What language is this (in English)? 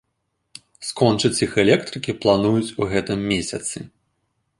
Belarusian